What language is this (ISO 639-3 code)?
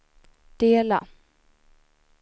swe